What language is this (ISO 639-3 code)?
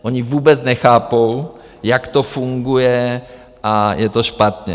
ces